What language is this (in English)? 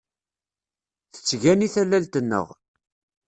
Kabyle